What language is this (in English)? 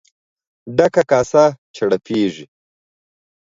Pashto